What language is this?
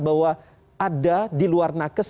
Indonesian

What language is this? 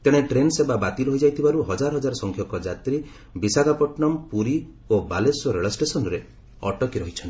Odia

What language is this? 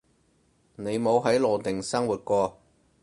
Cantonese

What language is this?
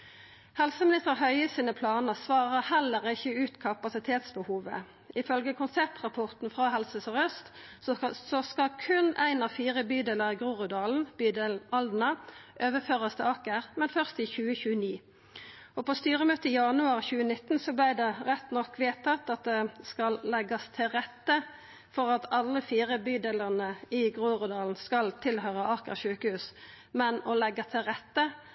Norwegian Nynorsk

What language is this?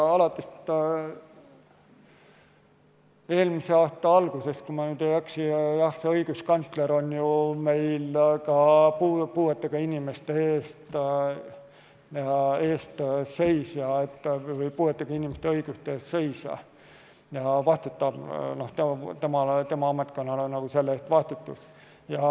Estonian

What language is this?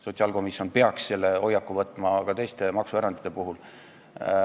Estonian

